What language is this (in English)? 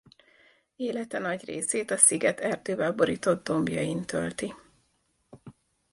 Hungarian